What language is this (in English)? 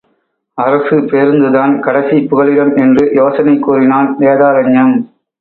Tamil